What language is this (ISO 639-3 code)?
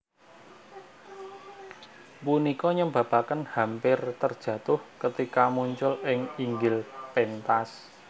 jav